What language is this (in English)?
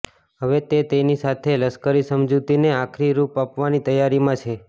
Gujarati